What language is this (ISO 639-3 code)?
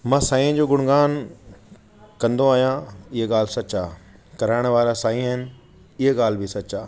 snd